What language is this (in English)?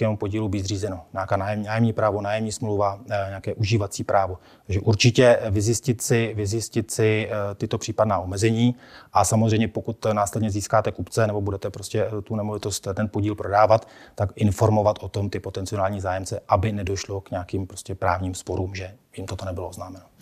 Czech